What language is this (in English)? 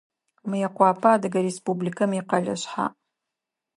Adyghe